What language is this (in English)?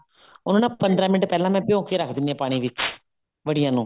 Punjabi